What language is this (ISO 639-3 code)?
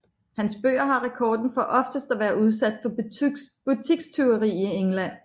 dan